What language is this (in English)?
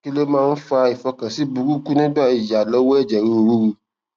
Yoruba